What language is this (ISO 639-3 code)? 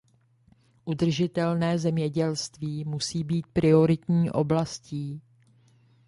ces